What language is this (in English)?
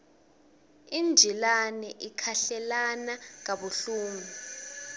Swati